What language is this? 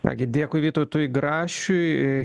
Lithuanian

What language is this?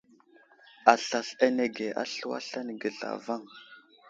Wuzlam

